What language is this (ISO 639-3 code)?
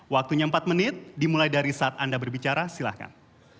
ind